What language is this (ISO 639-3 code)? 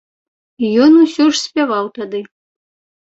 bel